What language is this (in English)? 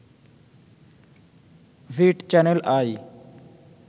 Bangla